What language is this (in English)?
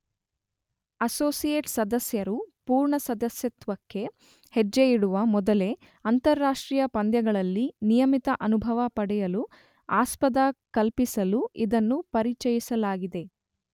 Kannada